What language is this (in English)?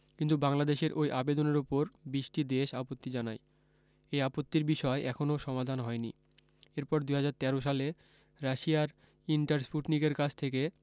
Bangla